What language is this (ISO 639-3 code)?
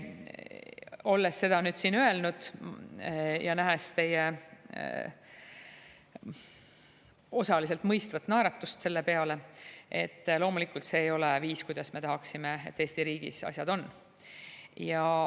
est